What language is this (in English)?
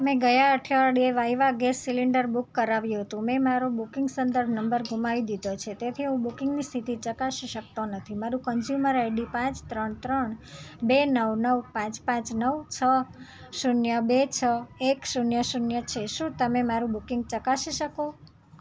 Gujarati